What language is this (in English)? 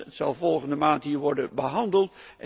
Dutch